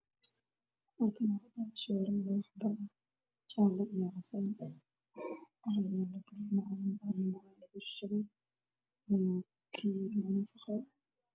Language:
Somali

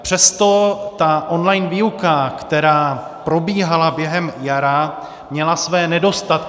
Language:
Czech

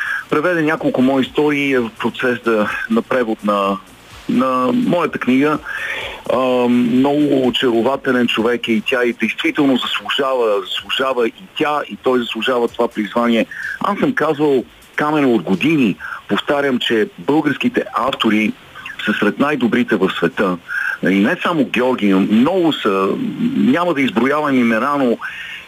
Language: Bulgarian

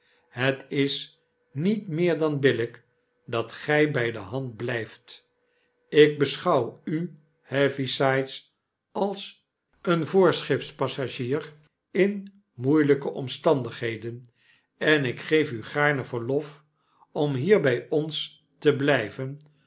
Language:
Dutch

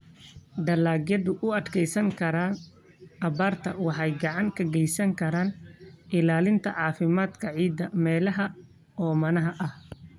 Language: Somali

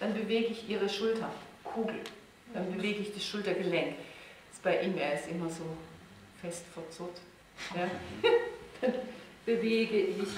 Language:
German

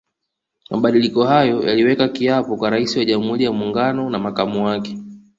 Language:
Swahili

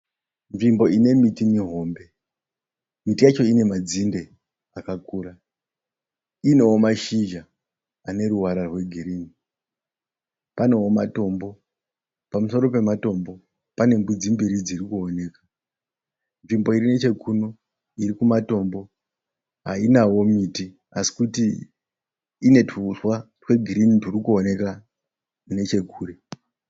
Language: Shona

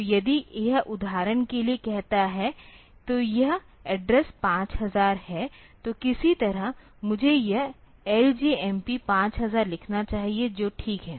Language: Hindi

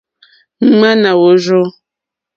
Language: Mokpwe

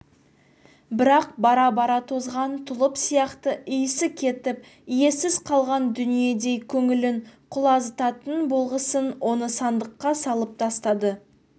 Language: Kazakh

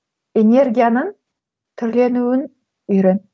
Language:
Kazakh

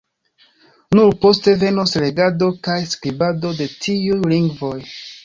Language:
Esperanto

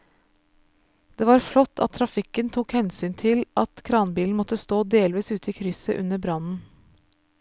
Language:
Norwegian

